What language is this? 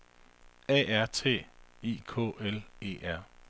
Danish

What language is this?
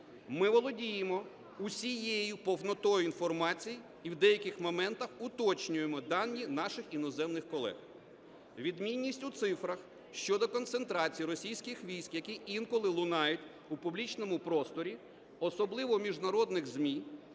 Ukrainian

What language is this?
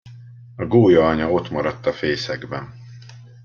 Hungarian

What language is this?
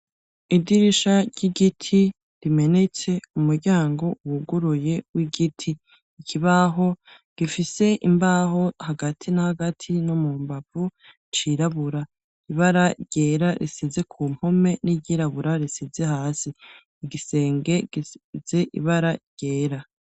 Rundi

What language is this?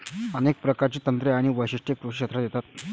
Marathi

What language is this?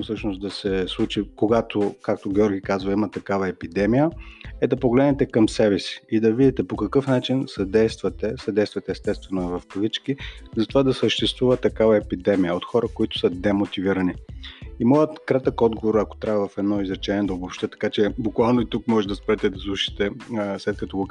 Bulgarian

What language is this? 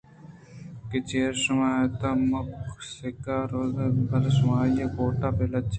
Eastern Balochi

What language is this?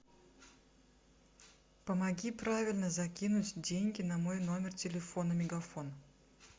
Russian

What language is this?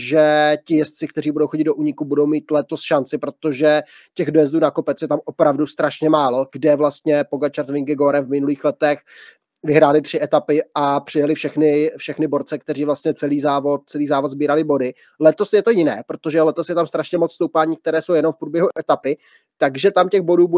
Czech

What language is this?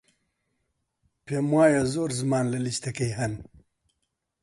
Central Kurdish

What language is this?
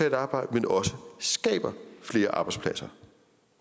Danish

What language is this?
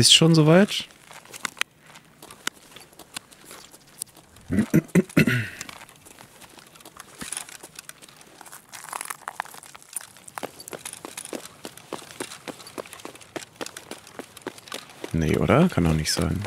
German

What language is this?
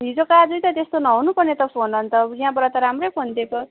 Nepali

